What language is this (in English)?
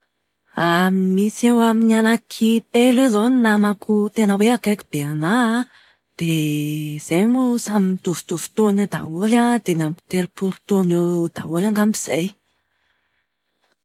Malagasy